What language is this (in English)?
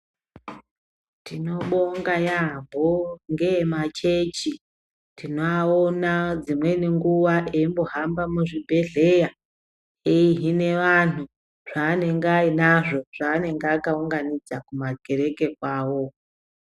Ndau